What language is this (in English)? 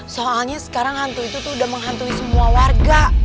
Indonesian